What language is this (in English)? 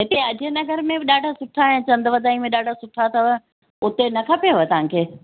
Sindhi